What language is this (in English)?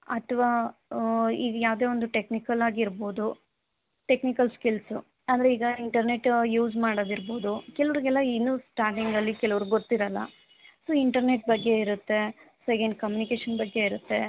Kannada